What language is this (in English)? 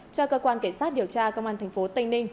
Vietnamese